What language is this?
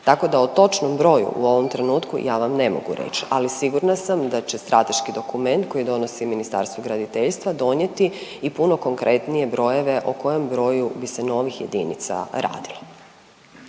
Croatian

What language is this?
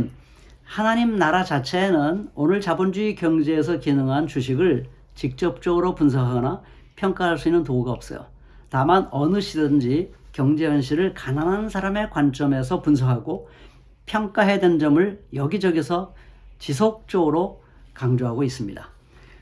Korean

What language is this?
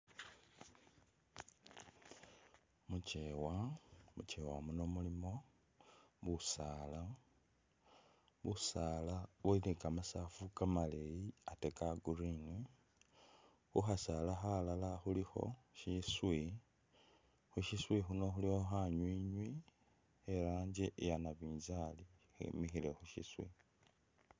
Masaaba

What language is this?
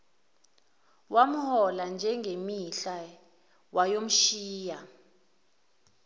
Zulu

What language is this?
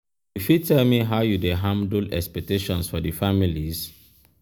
Nigerian Pidgin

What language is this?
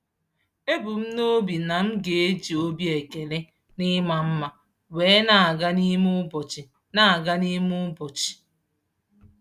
Igbo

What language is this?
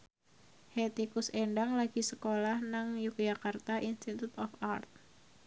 Javanese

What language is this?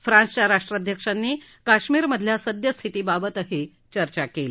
Marathi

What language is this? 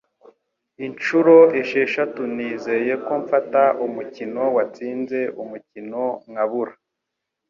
Kinyarwanda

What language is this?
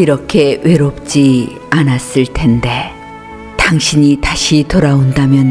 Korean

